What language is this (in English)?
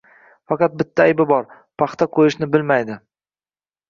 Uzbek